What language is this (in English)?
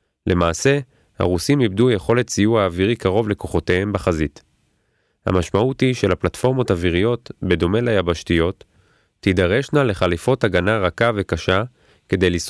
Hebrew